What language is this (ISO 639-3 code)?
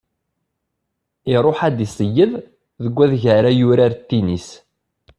kab